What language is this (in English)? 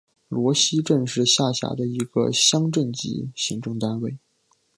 Chinese